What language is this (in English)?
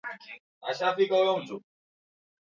Swahili